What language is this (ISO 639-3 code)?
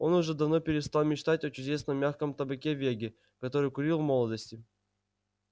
rus